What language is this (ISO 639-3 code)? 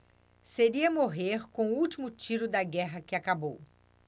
por